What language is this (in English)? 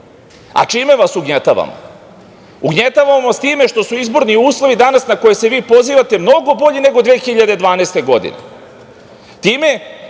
Serbian